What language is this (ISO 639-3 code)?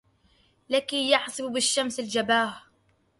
ara